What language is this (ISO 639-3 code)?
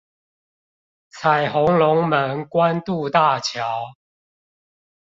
zho